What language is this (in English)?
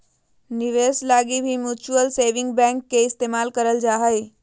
Magahi